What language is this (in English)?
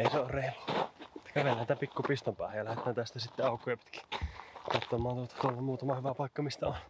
Finnish